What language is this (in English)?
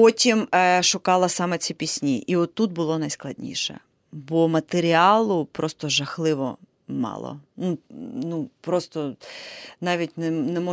Ukrainian